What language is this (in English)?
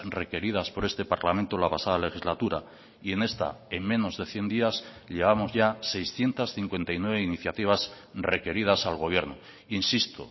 Spanish